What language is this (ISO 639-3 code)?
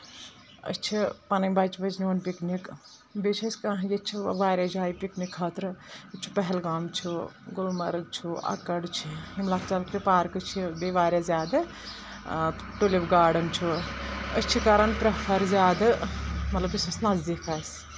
kas